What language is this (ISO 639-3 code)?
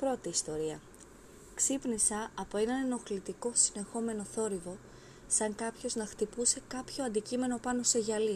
ell